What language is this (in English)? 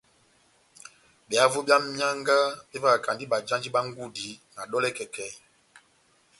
Batanga